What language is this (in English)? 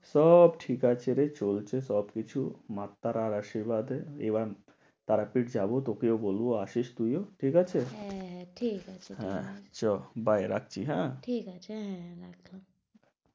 Bangla